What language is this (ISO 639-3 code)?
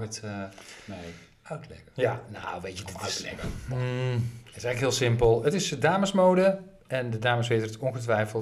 nld